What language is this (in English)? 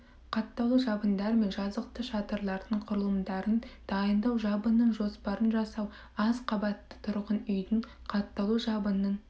Kazakh